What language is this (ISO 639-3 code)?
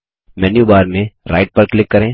hin